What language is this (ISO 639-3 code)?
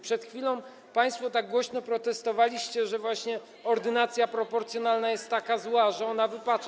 pol